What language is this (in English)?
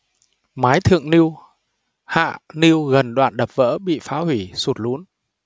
Vietnamese